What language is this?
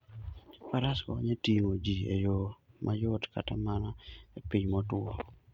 Luo (Kenya and Tanzania)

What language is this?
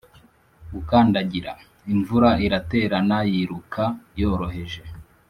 Kinyarwanda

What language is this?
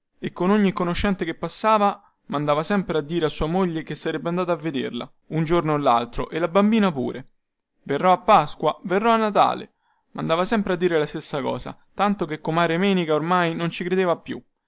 Italian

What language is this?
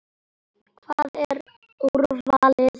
Icelandic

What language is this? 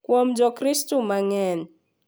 Luo (Kenya and Tanzania)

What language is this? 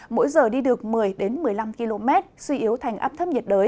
Vietnamese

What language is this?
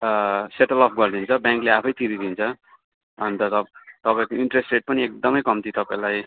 Nepali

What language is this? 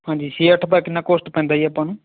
Punjabi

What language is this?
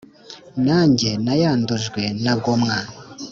Kinyarwanda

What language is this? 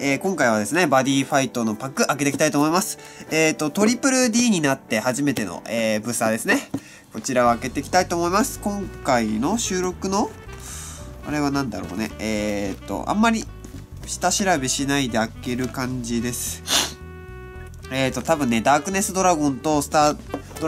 Japanese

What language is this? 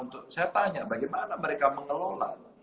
Indonesian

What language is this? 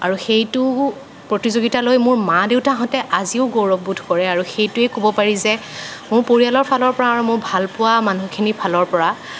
Assamese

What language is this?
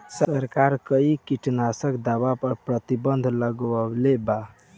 Bhojpuri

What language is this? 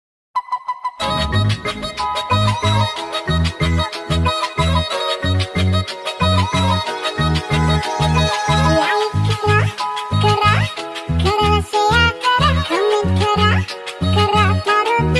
Sinhala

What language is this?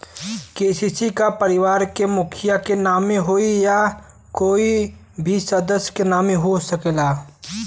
Bhojpuri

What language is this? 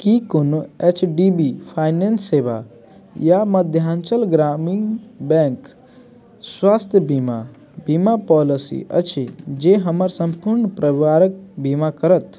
Maithili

